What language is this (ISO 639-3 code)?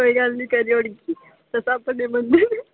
doi